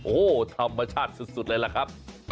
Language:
Thai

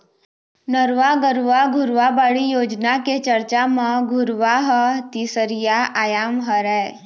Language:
Chhattisgarhi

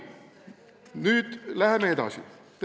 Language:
Estonian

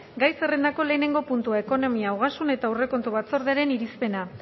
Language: Basque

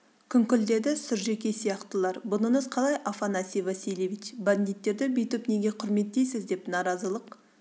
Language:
Kazakh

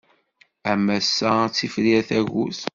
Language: Kabyle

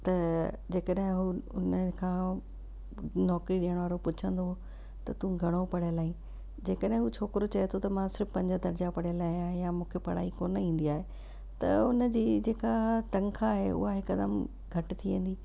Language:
Sindhi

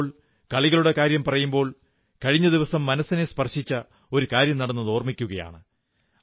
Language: Malayalam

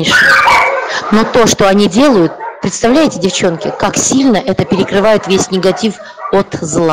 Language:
Russian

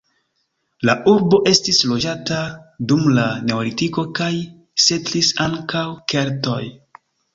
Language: Esperanto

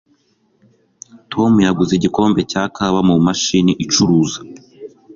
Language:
Kinyarwanda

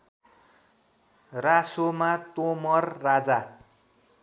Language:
Nepali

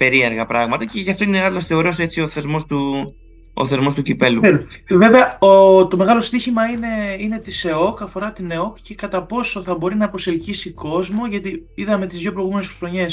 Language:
Greek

